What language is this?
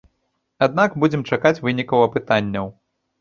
Belarusian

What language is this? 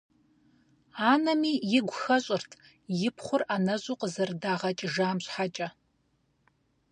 Kabardian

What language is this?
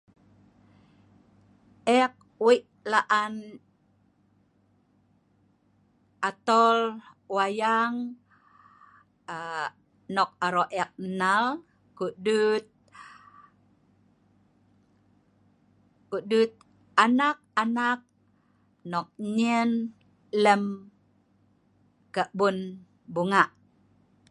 Sa'ban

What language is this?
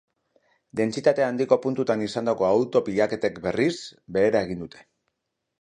Basque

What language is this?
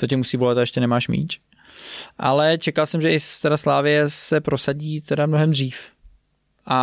Czech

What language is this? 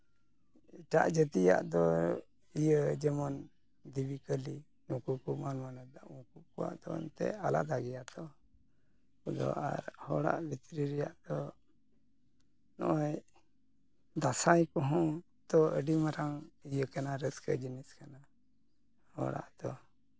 Santali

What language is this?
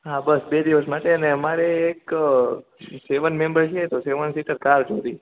Gujarati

